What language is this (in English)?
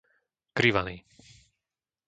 Slovak